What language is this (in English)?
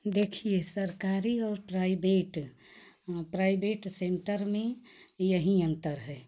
Hindi